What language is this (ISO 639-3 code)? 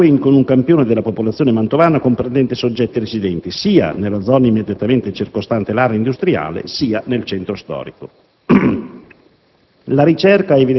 ita